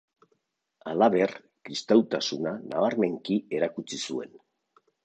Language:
Basque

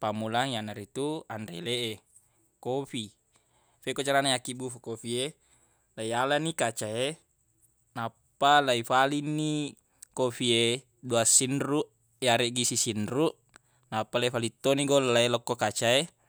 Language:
Buginese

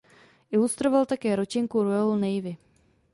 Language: Czech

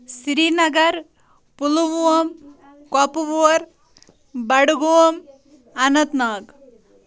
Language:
Kashmiri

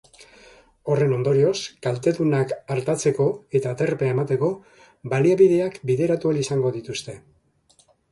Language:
Basque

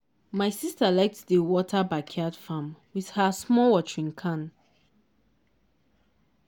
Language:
Nigerian Pidgin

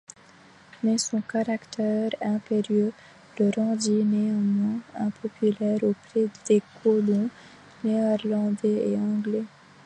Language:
French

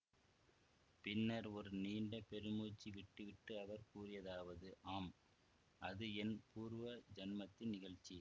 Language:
Tamil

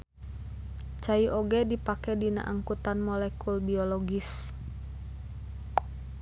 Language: Sundanese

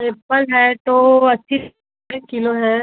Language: Hindi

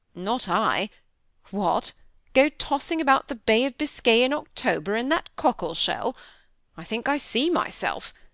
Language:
English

